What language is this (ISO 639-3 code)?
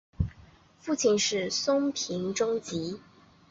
zho